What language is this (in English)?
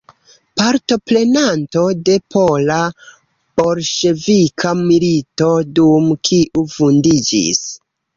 Esperanto